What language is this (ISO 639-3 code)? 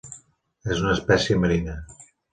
cat